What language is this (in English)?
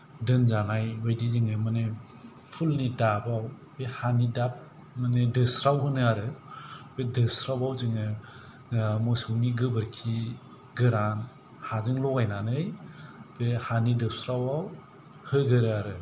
Bodo